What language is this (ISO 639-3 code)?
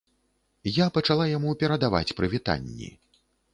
bel